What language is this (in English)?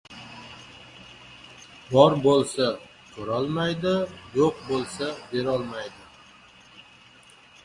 Uzbek